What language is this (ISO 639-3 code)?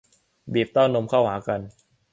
tha